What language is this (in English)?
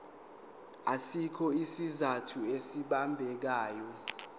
Zulu